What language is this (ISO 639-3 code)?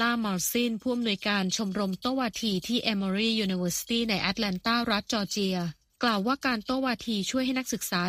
tha